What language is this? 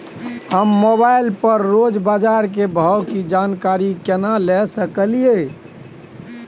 Maithili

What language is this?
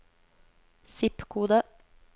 Norwegian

